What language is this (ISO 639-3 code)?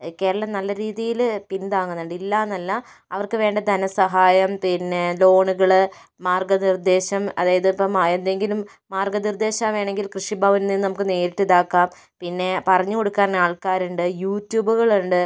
mal